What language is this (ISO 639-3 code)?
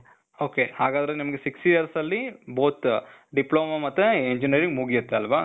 kan